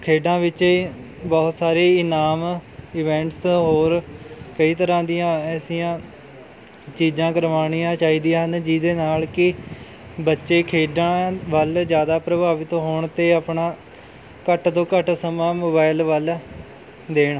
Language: Punjabi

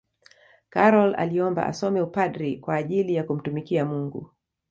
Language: Swahili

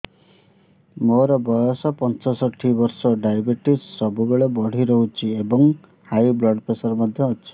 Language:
Odia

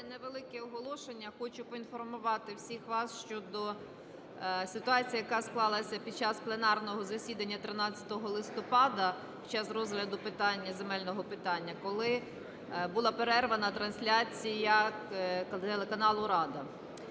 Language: Ukrainian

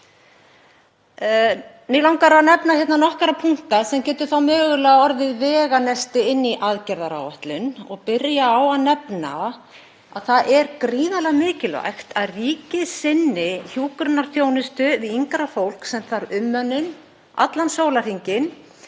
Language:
Icelandic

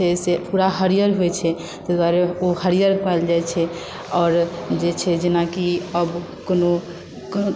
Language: Maithili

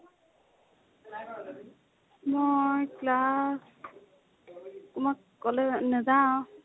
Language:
Assamese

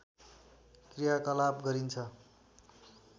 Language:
Nepali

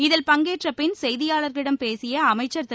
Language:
Tamil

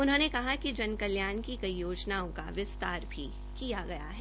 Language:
Hindi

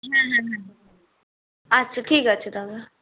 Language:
Bangla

